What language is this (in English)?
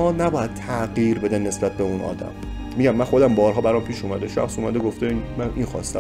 Persian